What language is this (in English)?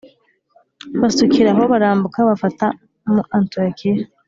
Kinyarwanda